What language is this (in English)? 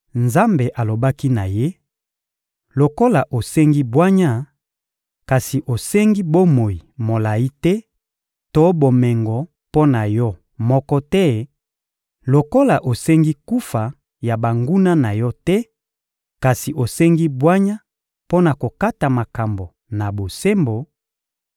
Lingala